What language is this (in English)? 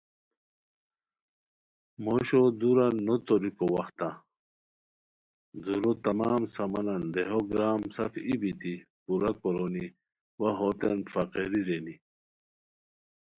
Khowar